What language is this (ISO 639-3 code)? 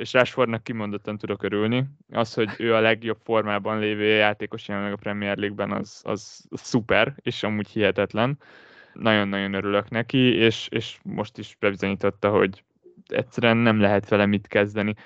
hun